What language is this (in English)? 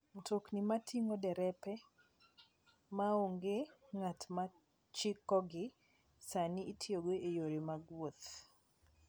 Luo (Kenya and Tanzania)